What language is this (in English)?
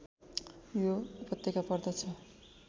Nepali